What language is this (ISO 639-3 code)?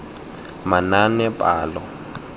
tsn